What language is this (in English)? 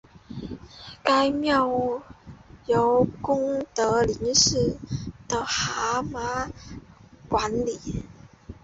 Chinese